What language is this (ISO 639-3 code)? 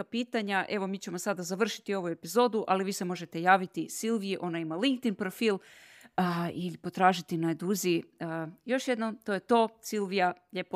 hrv